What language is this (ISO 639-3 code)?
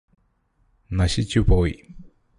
mal